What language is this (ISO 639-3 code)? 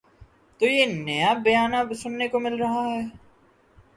urd